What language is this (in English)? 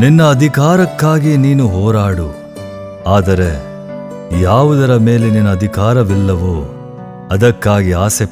Kannada